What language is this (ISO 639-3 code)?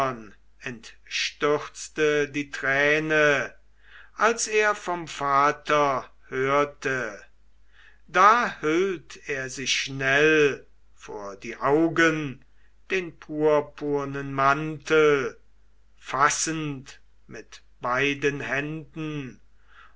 deu